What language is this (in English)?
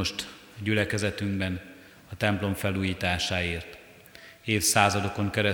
Hungarian